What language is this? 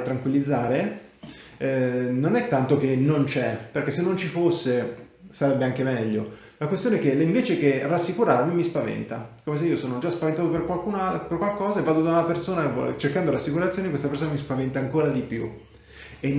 Italian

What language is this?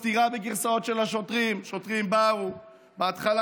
Hebrew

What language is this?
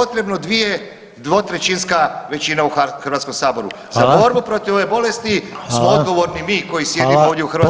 Croatian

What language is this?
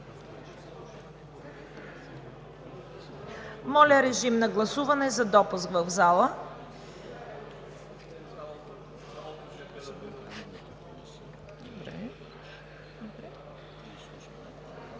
Bulgarian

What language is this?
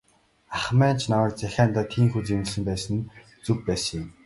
Mongolian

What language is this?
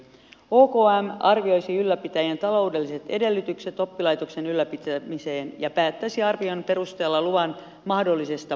Finnish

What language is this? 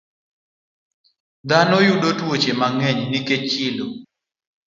Luo (Kenya and Tanzania)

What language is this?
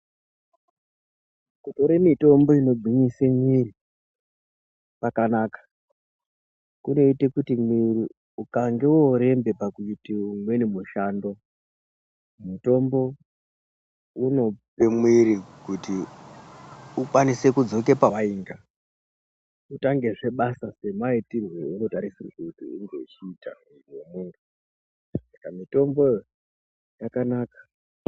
Ndau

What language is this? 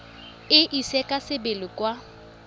Tswana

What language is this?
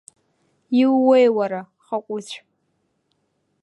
Abkhazian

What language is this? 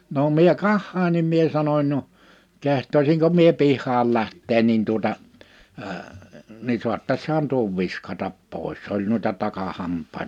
Finnish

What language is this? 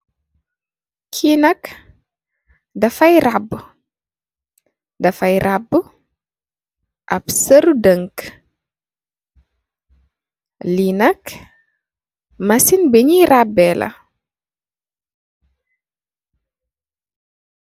Wolof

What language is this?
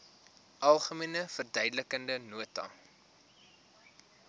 Afrikaans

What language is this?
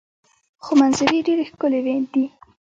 Pashto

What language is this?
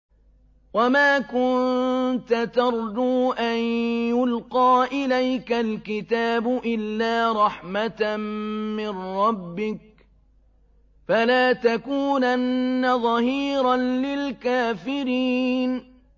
Arabic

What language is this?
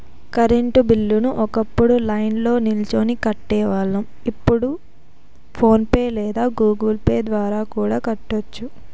Telugu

